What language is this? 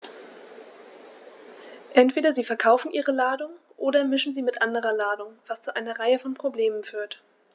German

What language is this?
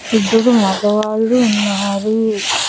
Telugu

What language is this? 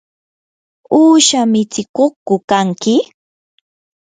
Yanahuanca Pasco Quechua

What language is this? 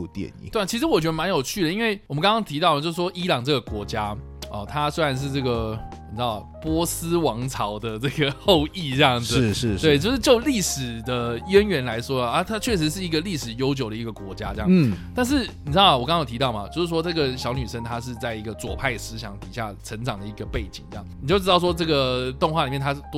Chinese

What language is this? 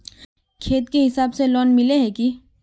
Magahi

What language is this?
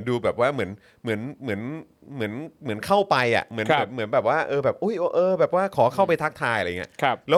Thai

